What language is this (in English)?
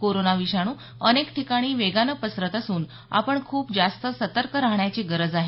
Marathi